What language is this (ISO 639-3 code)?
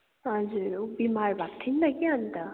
nep